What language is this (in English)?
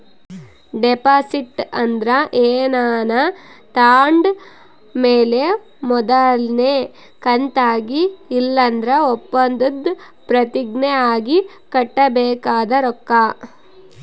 Kannada